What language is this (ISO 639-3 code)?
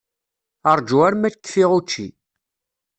kab